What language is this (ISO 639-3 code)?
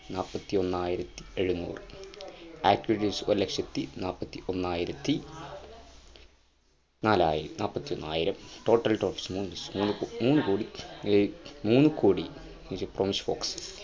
mal